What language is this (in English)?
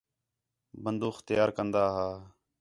Khetrani